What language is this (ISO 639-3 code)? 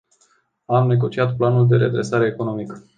ron